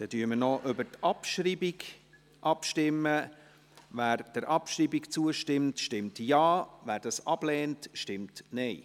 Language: Swiss German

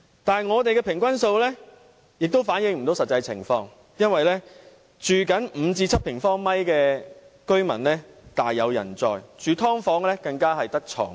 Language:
Cantonese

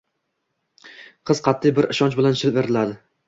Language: Uzbek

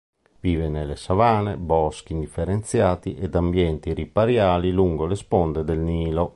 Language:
Italian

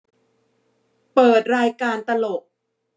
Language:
Thai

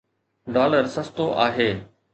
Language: Sindhi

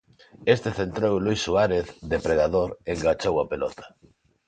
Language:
Galician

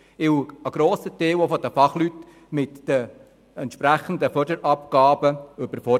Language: Swiss German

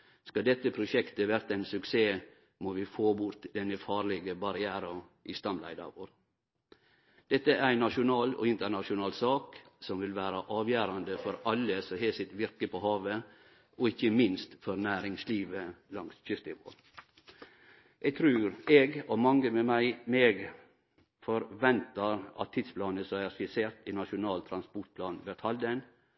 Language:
Norwegian Nynorsk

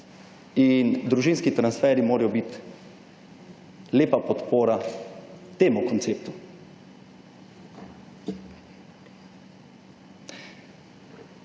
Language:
Slovenian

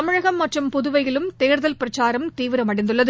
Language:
Tamil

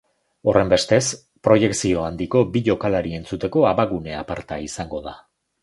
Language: Basque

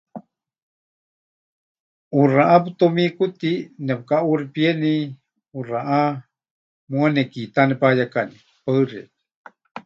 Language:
Huichol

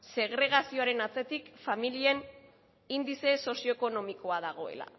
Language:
Basque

